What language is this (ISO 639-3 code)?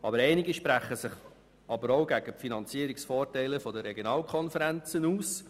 gsw